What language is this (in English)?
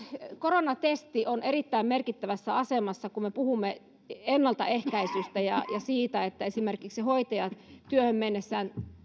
Finnish